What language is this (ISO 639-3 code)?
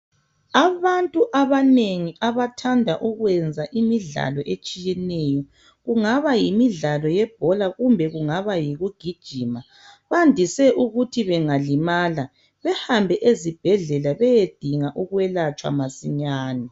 nde